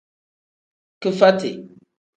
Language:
Tem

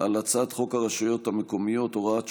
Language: Hebrew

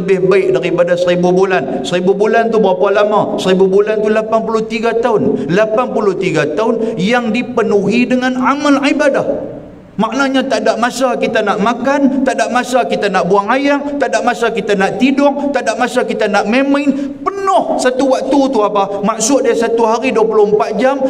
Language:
Malay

